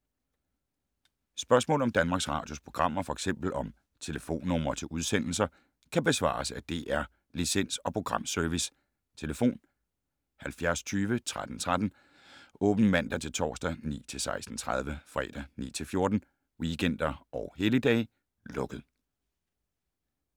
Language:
Danish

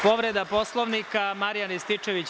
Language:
Serbian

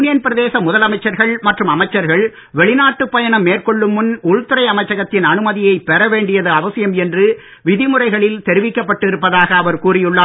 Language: Tamil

